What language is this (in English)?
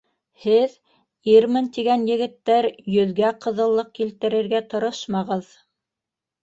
Bashkir